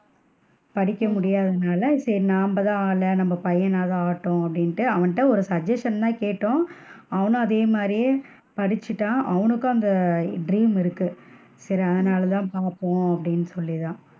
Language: Tamil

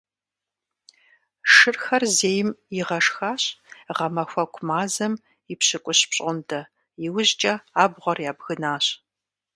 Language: Kabardian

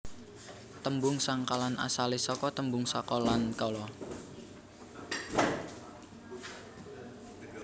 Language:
Javanese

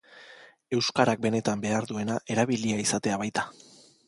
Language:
Basque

